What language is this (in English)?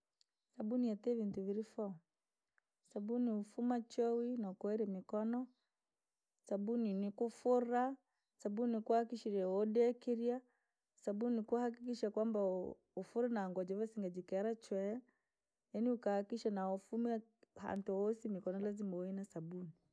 Langi